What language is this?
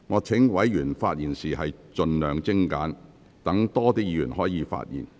Cantonese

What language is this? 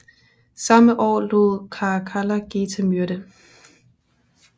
Danish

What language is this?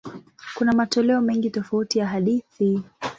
Swahili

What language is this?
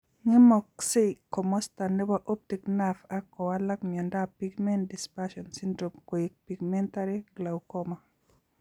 Kalenjin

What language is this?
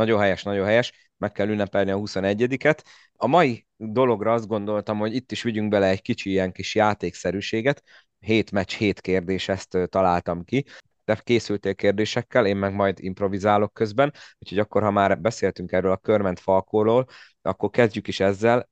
Hungarian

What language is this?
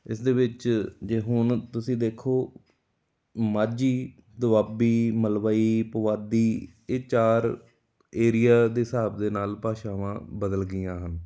Punjabi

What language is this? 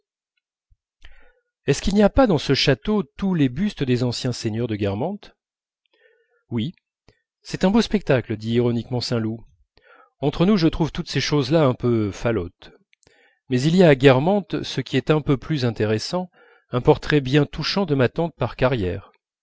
French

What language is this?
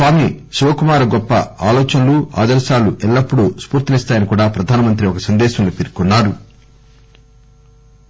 Telugu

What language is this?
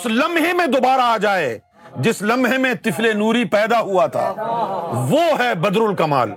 Urdu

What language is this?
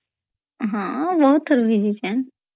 Odia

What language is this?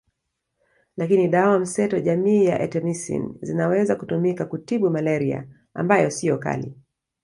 Swahili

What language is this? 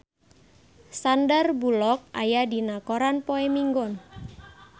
Sundanese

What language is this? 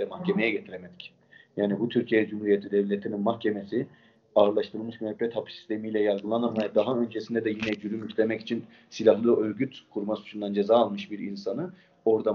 Turkish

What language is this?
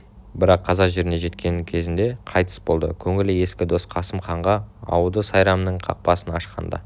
Kazakh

